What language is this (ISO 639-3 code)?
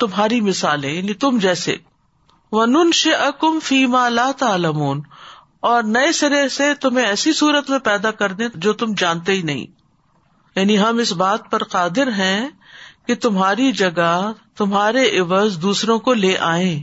urd